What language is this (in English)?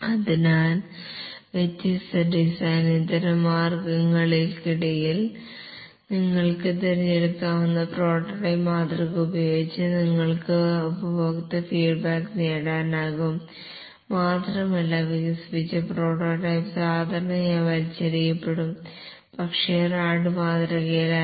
Malayalam